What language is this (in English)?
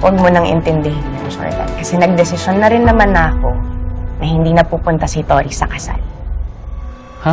Filipino